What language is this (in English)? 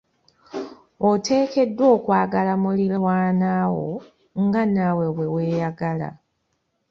Ganda